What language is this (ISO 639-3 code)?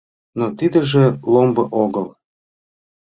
chm